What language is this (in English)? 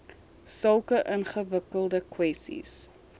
Afrikaans